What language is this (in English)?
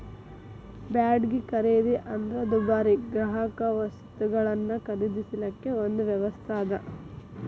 Kannada